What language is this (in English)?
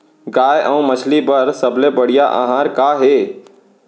Chhattisgarhi